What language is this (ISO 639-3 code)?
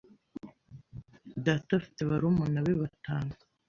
kin